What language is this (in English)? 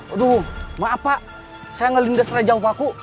Indonesian